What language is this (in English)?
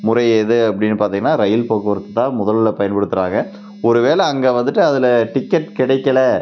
Tamil